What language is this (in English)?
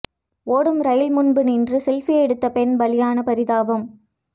Tamil